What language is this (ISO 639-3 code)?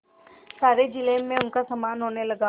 hin